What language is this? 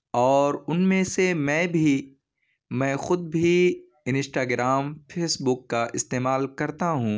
Urdu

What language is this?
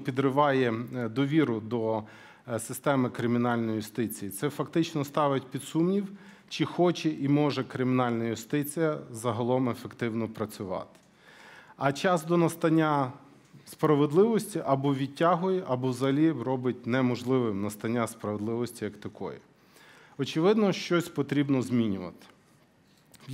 Ukrainian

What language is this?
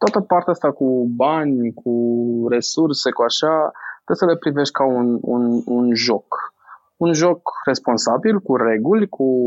Romanian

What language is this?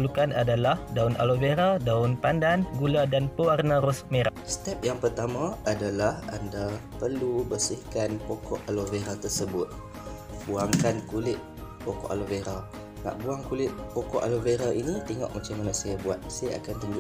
Malay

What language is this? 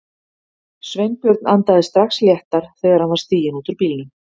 Icelandic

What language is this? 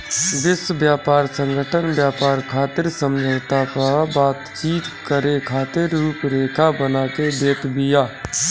Bhojpuri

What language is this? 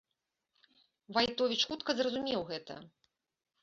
Belarusian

